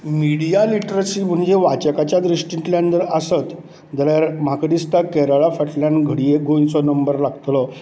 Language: Konkani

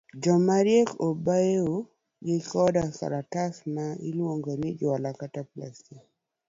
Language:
Luo (Kenya and Tanzania)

